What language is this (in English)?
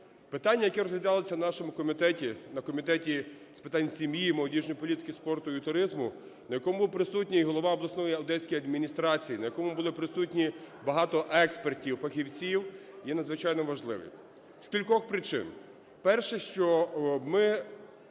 Ukrainian